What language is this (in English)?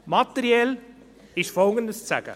Swiss German